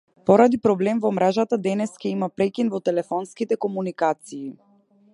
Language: Macedonian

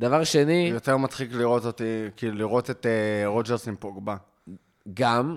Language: Hebrew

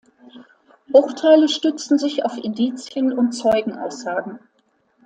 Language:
German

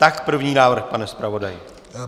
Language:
Czech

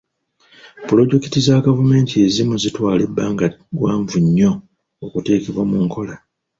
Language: Ganda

